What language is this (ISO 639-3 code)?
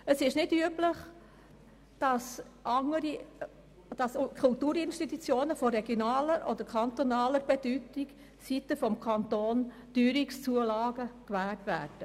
gsw